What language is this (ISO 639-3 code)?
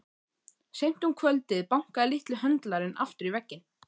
isl